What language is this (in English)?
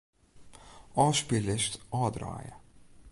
Western Frisian